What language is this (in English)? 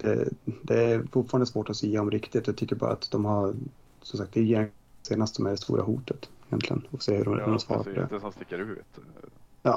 Swedish